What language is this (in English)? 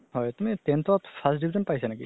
Assamese